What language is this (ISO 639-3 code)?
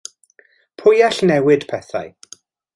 cym